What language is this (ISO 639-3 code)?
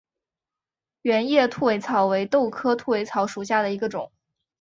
zho